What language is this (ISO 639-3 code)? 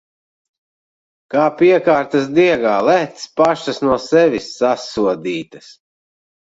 lav